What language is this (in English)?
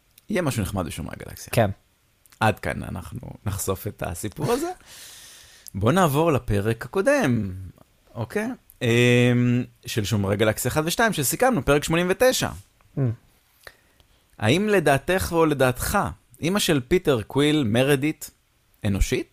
Hebrew